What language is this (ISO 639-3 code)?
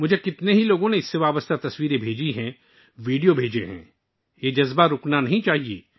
urd